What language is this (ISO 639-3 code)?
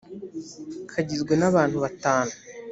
kin